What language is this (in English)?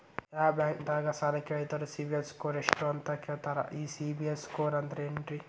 Kannada